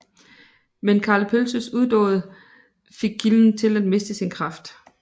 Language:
Danish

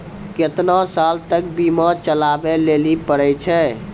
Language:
Maithili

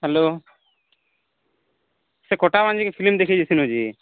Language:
Odia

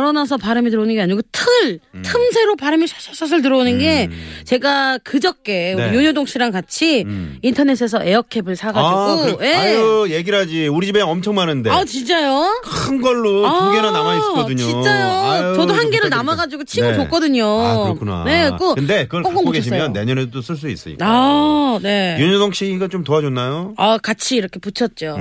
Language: Korean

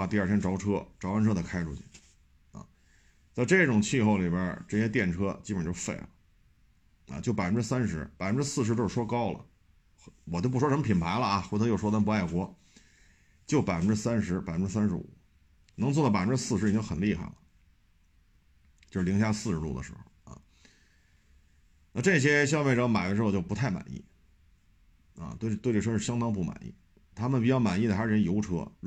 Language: Chinese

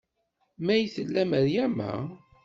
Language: Kabyle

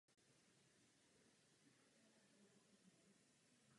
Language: Czech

